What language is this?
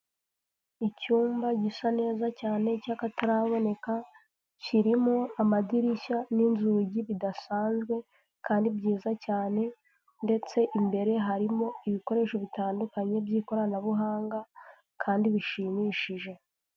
Kinyarwanda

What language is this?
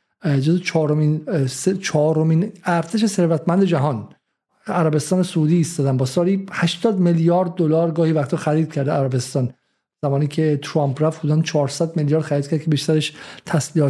Persian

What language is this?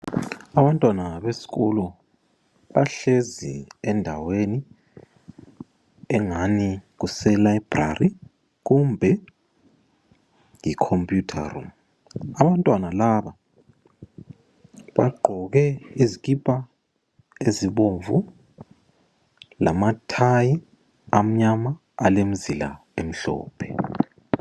North Ndebele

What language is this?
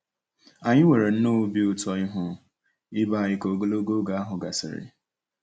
Igbo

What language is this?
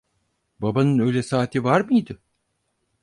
Turkish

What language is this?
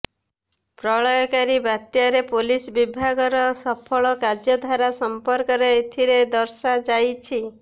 Odia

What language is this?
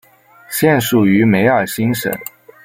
Chinese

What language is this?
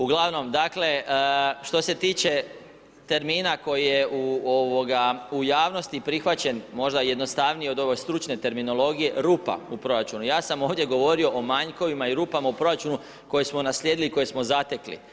Croatian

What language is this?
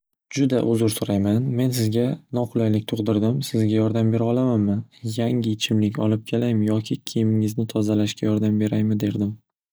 Uzbek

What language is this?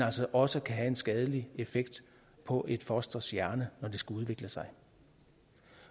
Danish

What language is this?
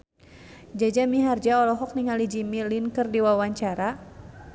Sundanese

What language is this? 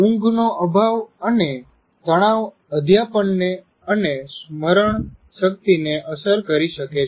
Gujarati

